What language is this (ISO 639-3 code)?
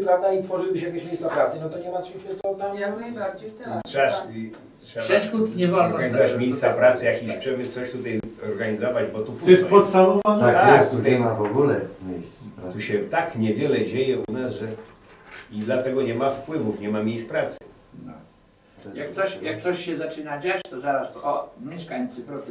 pol